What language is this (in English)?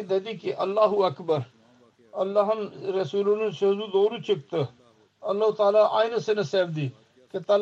Turkish